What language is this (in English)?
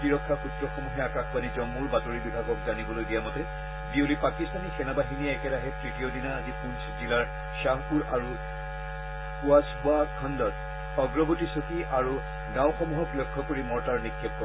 Assamese